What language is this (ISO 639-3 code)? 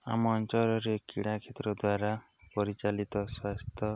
ori